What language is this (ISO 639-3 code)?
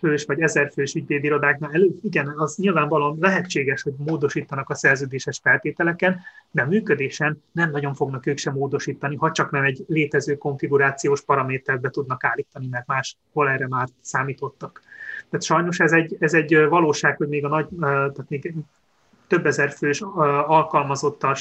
hun